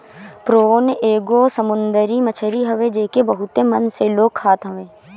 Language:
Bhojpuri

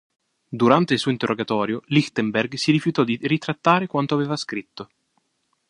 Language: Italian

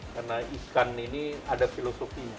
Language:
Indonesian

